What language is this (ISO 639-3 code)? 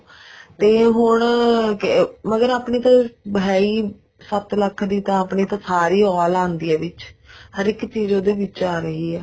pan